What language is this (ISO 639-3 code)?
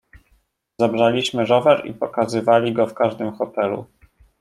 pol